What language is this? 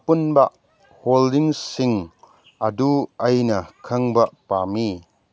Manipuri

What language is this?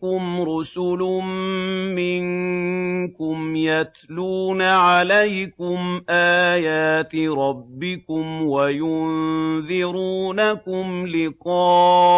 Arabic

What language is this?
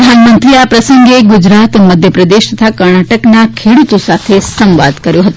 Gujarati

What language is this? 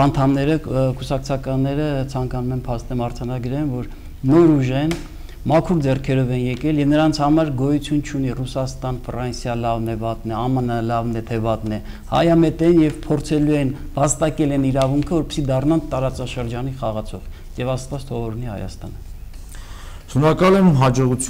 Romanian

